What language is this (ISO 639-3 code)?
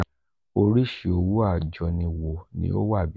yor